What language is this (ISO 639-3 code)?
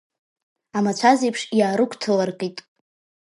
abk